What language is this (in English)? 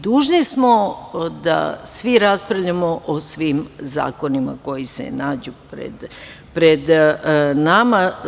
Serbian